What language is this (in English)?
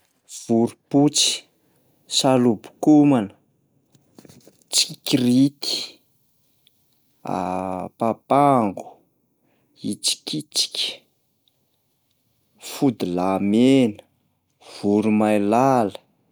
Malagasy